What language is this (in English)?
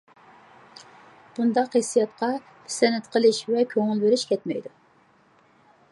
Uyghur